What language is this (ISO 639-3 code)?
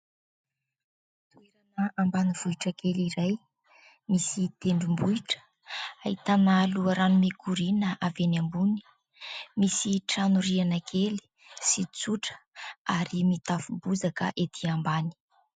mlg